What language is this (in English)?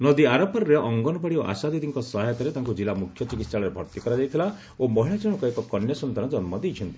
Odia